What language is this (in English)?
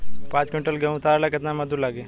Bhojpuri